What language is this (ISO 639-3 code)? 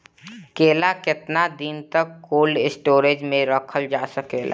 bho